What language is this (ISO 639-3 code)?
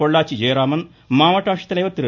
tam